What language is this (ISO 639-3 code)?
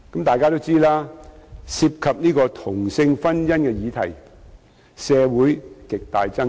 yue